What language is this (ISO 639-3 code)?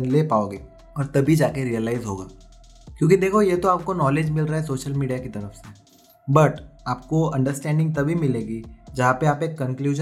hin